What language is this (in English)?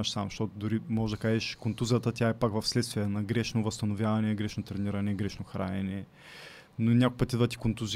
Bulgarian